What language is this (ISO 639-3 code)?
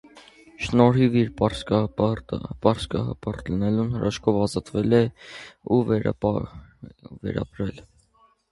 hye